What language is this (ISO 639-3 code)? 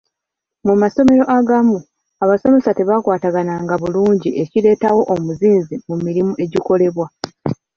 lug